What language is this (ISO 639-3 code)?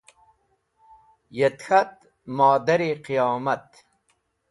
wbl